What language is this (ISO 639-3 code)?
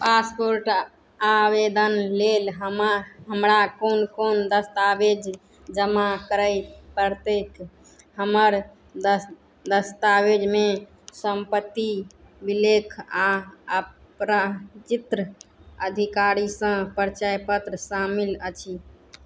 mai